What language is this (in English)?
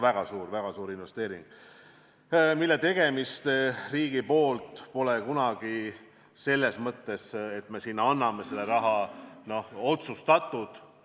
Estonian